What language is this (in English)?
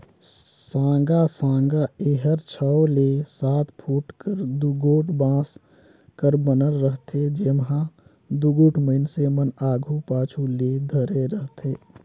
Chhattisgarhi